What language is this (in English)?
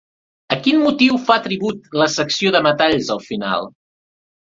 Catalan